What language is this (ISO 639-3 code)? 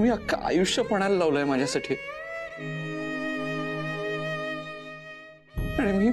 mar